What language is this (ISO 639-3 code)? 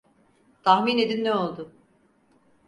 tur